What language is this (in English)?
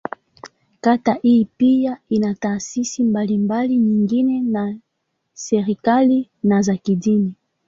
Swahili